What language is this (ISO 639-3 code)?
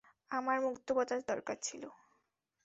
ben